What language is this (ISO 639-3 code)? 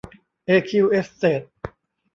tha